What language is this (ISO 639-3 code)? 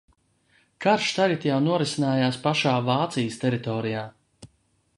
lav